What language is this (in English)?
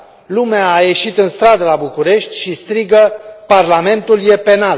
Romanian